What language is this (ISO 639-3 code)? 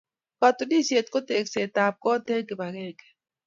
kln